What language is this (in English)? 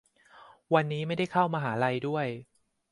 Thai